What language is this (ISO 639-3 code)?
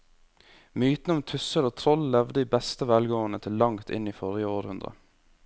nor